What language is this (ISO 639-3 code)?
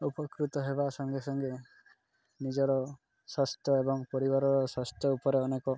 ori